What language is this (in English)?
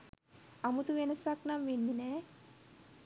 Sinhala